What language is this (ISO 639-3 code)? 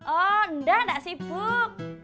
ind